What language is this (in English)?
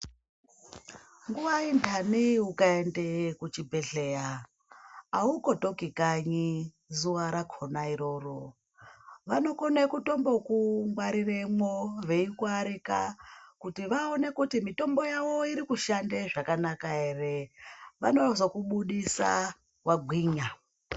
Ndau